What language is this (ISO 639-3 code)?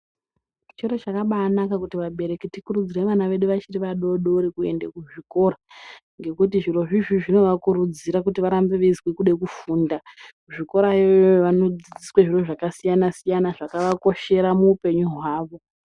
ndc